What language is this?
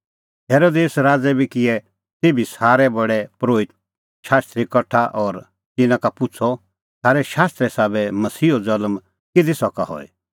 Kullu Pahari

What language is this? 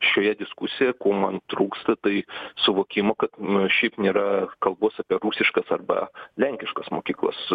Lithuanian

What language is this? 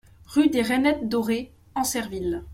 French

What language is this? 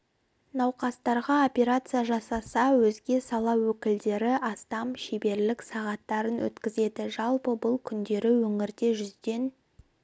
Kazakh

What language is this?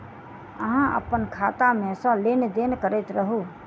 Maithili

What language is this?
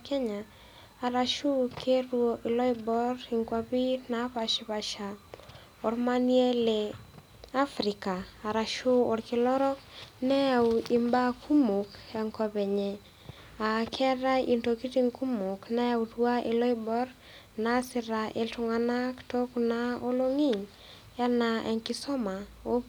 Masai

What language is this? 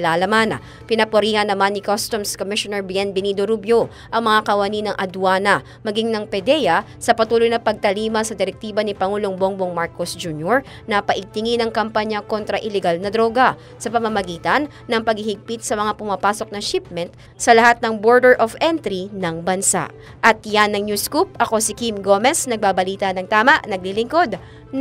Filipino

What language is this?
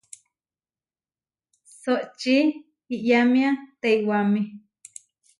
Huarijio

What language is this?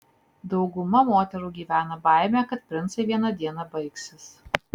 Lithuanian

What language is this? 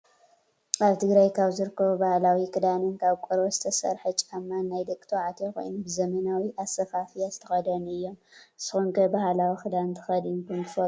Tigrinya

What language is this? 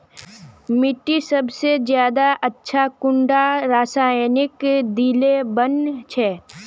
Magahi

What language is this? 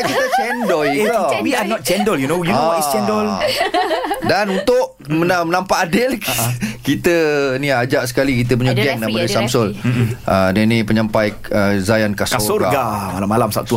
Malay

